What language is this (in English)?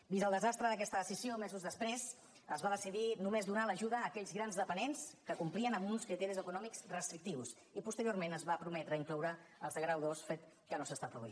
Catalan